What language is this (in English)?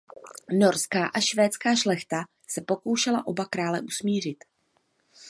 Czech